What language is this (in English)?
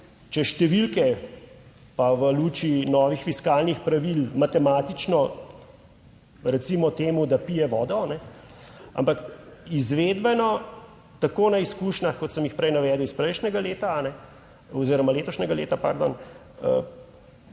Slovenian